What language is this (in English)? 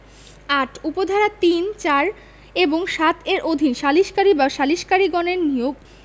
Bangla